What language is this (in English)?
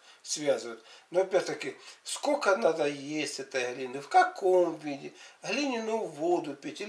Russian